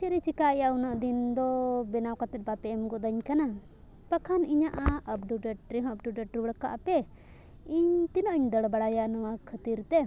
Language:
Santali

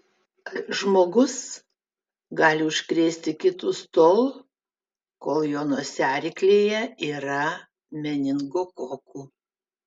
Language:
Lithuanian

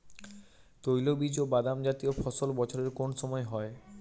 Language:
Bangla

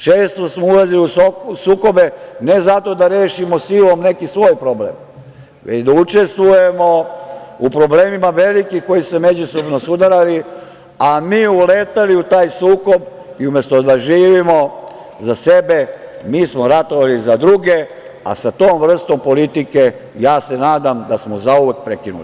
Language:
Serbian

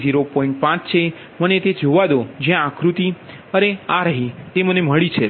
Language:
Gujarati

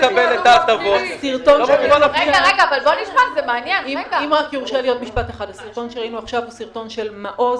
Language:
Hebrew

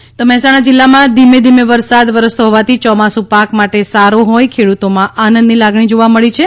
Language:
Gujarati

